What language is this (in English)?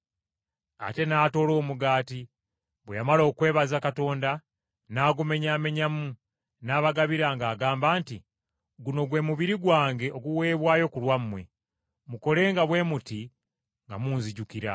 Ganda